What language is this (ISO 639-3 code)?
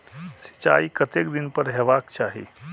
mai